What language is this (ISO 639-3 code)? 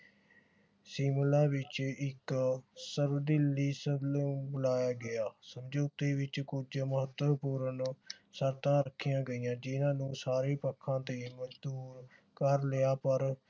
pan